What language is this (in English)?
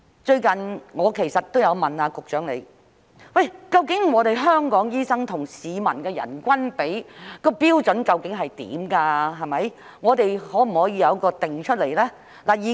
Cantonese